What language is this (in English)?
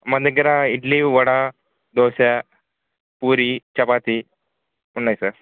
Telugu